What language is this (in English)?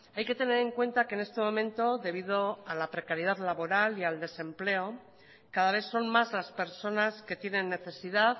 Spanish